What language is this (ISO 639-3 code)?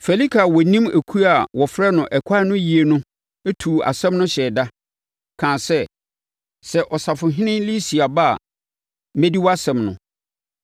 aka